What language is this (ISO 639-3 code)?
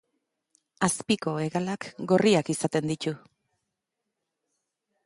eus